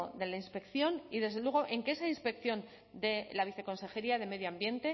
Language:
Spanish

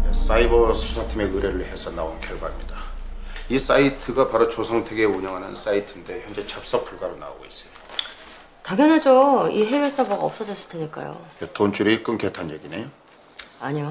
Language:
Korean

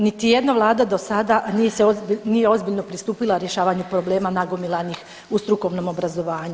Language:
Croatian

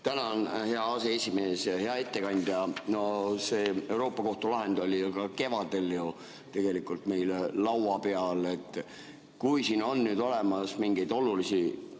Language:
Estonian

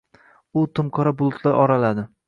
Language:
Uzbek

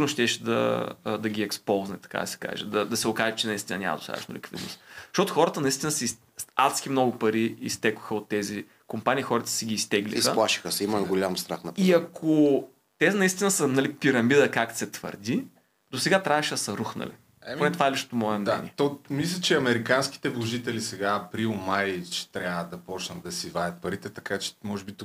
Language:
Bulgarian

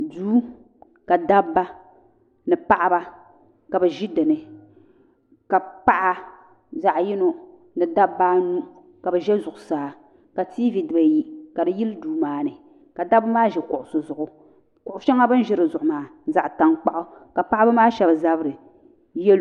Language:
Dagbani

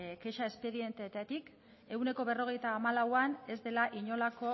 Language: Basque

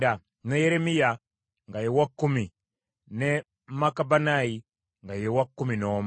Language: Ganda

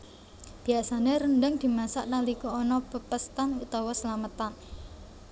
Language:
Javanese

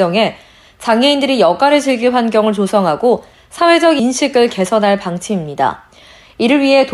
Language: Korean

